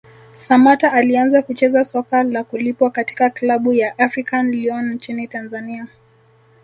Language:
Swahili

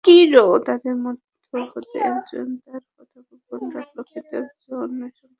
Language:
Bangla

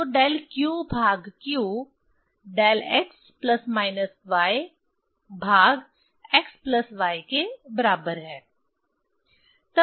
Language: Hindi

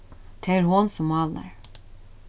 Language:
Faroese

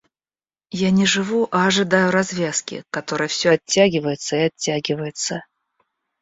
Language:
Russian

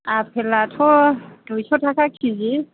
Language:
Bodo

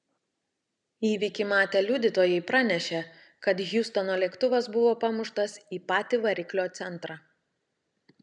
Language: Lithuanian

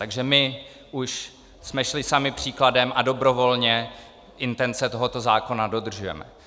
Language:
Czech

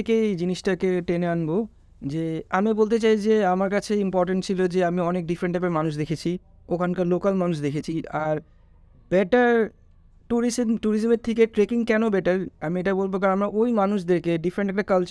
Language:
Bangla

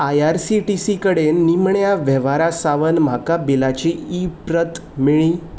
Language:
Konkani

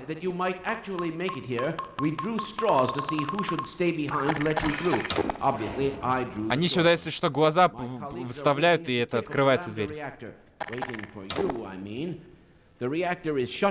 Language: Russian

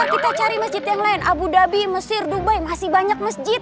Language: Indonesian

